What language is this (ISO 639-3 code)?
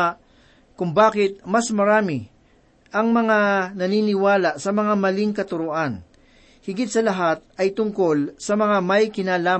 fil